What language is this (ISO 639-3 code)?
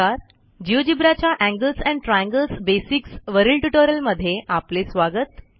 mar